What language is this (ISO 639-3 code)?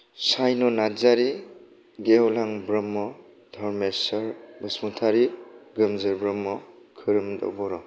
brx